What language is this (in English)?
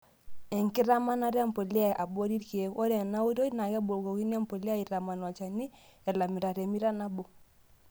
Masai